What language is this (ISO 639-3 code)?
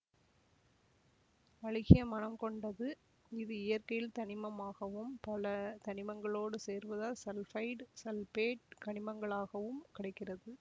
tam